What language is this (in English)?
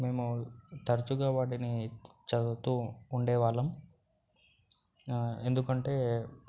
Telugu